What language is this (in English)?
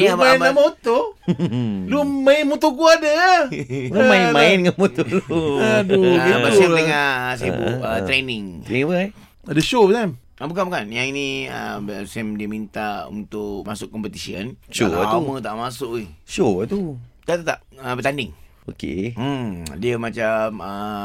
Malay